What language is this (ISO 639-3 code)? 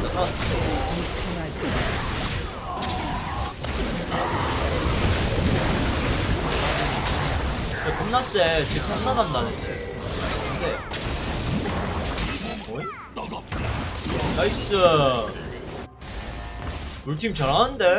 kor